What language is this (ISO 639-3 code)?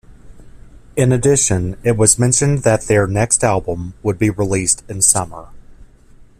eng